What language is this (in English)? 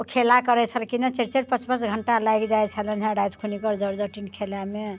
Maithili